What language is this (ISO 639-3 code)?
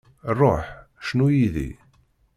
kab